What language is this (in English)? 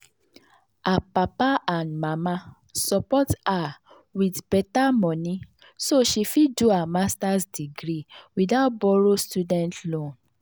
Nigerian Pidgin